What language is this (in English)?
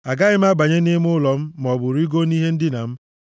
Igbo